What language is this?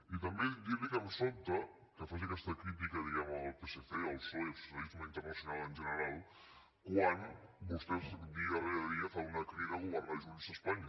Catalan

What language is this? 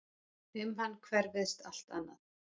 Icelandic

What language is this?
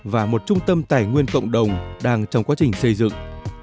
Vietnamese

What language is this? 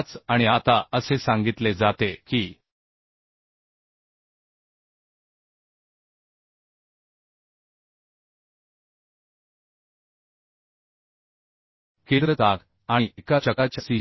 Marathi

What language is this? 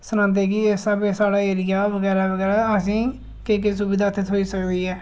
Dogri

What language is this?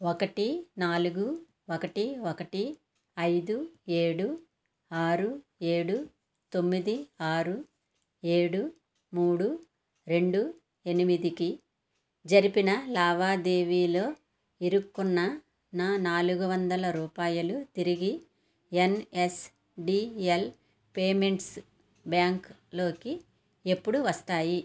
Telugu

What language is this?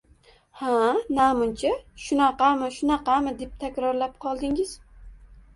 Uzbek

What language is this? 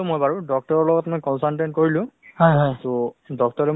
Assamese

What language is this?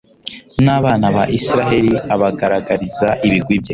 Kinyarwanda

